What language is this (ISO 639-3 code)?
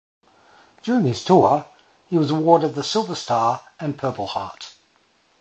eng